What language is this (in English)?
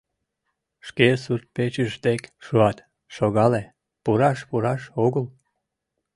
Mari